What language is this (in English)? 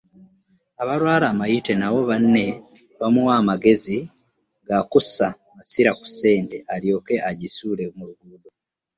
Ganda